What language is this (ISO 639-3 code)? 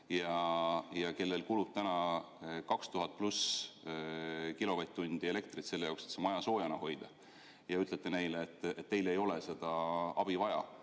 est